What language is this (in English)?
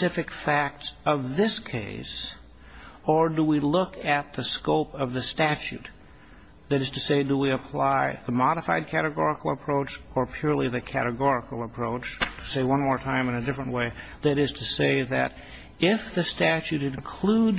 English